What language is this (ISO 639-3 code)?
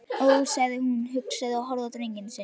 isl